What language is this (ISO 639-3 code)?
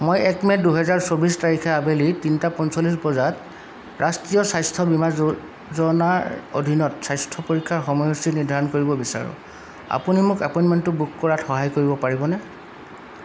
asm